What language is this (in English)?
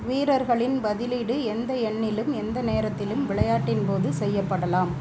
Tamil